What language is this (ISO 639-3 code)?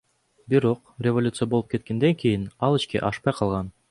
kir